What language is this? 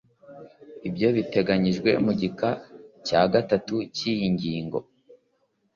Kinyarwanda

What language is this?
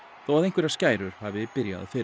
Icelandic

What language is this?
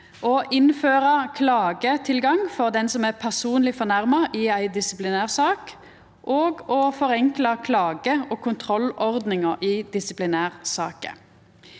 Norwegian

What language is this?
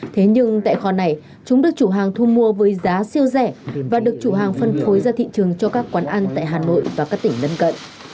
Vietnamese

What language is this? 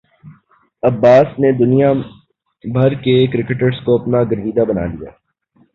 Urdu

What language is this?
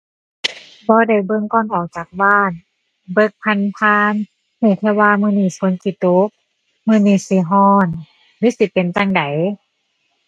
Thai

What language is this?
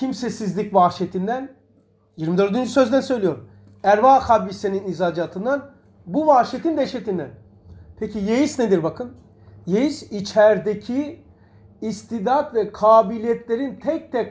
Turkish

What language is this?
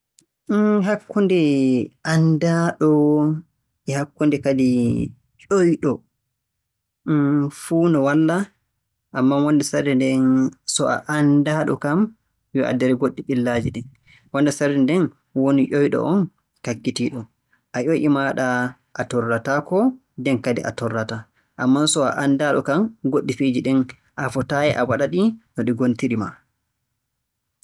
Borgu Fulfulde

